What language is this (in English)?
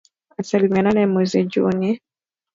Swahili